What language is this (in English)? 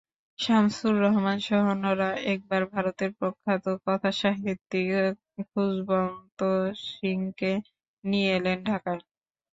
Bangla